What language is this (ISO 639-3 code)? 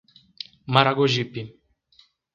por